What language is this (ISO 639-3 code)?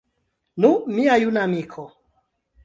epo